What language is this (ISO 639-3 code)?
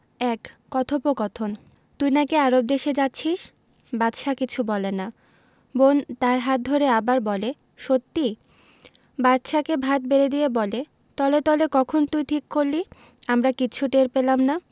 ben